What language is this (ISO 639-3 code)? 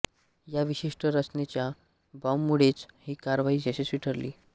mar